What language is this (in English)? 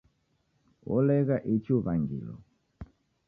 Taita